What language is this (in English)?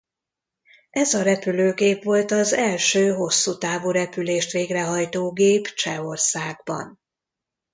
Hungarian